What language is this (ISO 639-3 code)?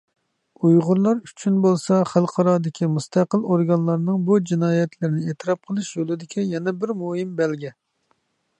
uig